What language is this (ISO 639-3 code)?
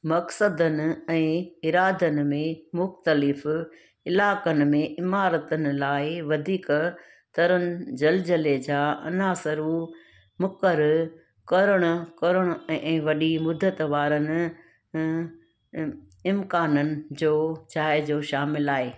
snd